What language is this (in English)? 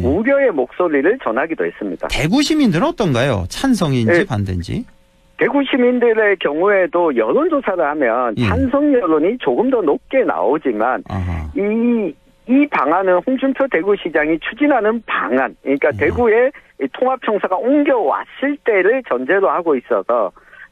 Korean